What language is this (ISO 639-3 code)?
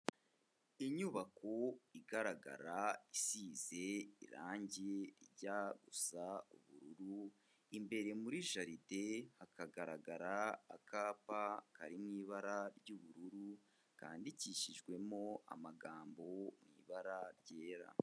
kin